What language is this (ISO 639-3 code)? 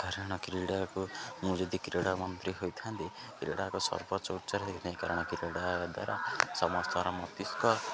ori